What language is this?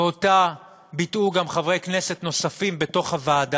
Hebrew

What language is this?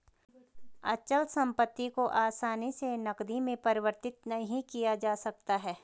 Hindi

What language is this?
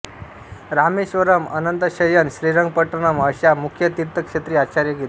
Marathi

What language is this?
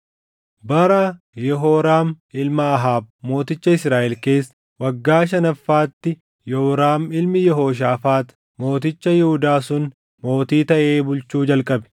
Oromo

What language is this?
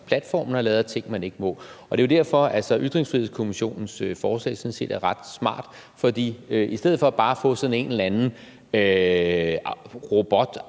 Danish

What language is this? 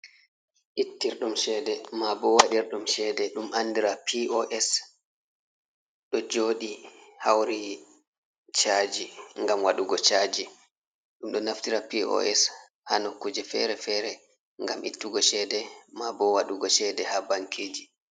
Fula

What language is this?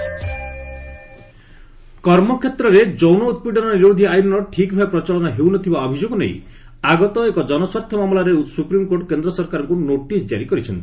Odia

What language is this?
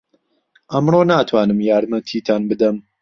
Central Kurdish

